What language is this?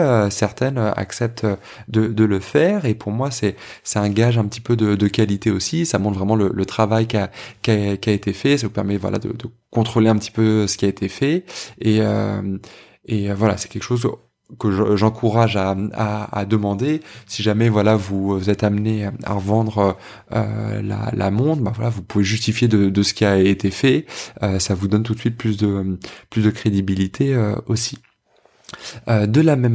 French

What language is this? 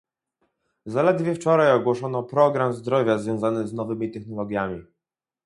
Polish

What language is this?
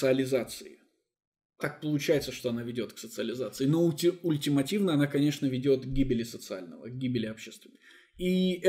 Russian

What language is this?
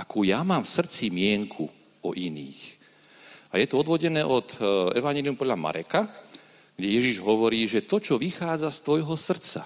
Slovak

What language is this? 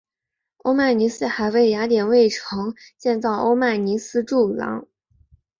Chinese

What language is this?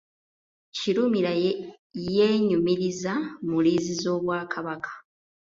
Ganda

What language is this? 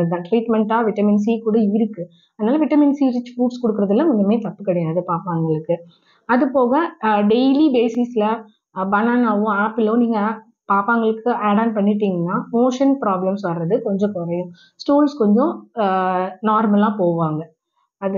Tamil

